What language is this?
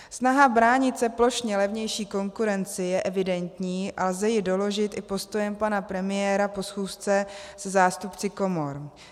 Czech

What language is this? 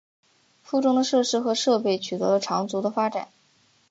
Chinese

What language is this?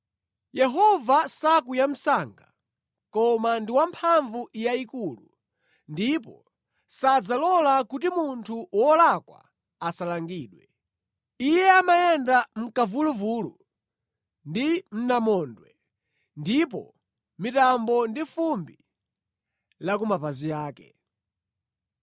Nyanja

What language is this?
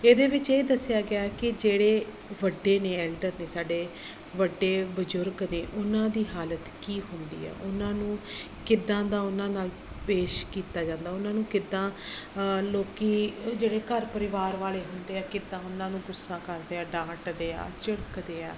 Punjabi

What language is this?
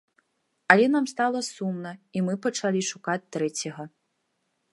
Belarusian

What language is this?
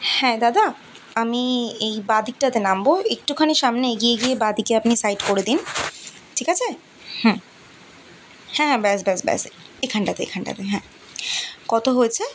Bangla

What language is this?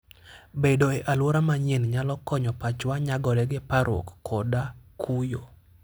Luo (Kenya and Tanzania)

